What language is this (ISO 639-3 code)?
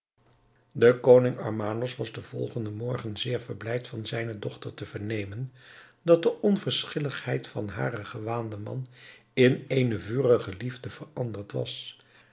nld